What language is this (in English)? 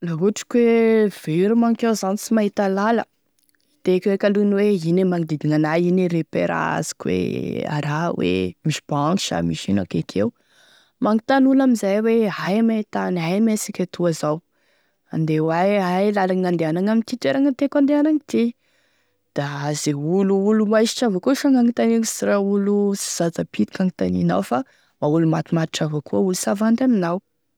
Tesaka Malagasy